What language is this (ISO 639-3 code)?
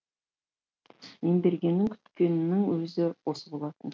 kaz